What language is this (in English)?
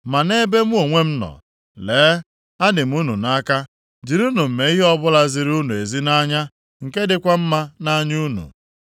Igbo